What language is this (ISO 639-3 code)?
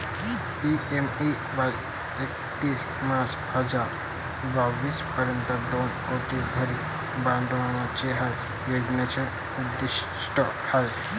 mar